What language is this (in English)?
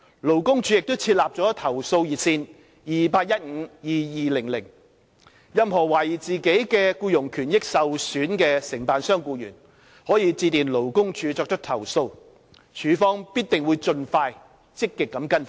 Cantonese